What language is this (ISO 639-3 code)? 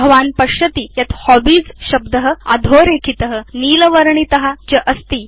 san